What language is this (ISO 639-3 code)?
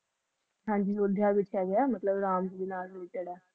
pan